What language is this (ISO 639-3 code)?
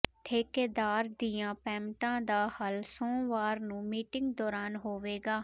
pan